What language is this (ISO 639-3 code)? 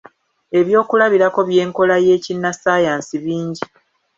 lug